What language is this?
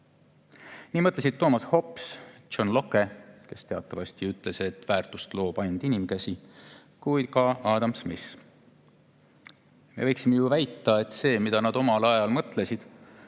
Estonian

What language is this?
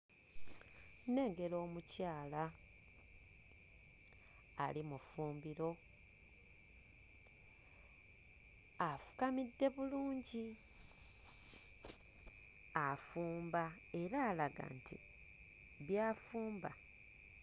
Ganda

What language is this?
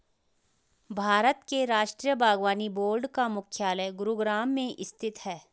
Hindi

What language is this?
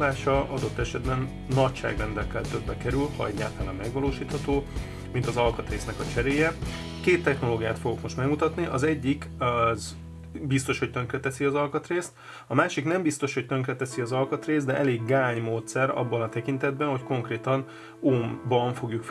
Hungarian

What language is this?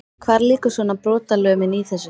Icelandic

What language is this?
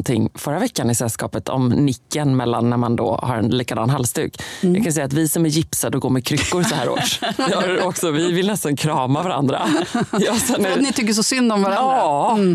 Swedish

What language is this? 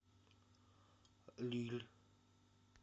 Russian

